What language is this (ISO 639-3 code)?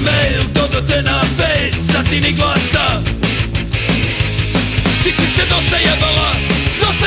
ara